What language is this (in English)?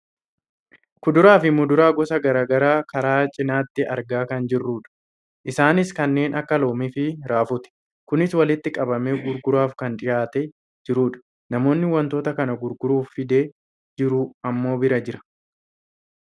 Oromo